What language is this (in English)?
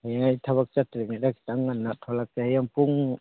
Manipuri